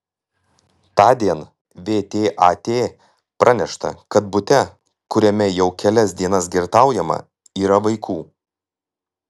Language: Lithuanian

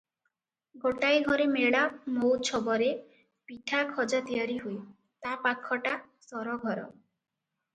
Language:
Odia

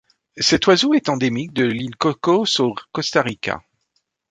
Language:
French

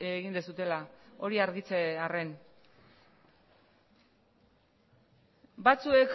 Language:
Basque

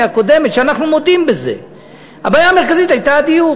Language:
Hebrew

